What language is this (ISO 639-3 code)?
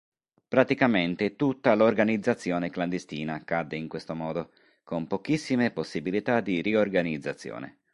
ita